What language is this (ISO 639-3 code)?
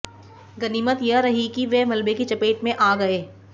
hin